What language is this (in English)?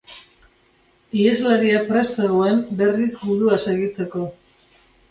Basque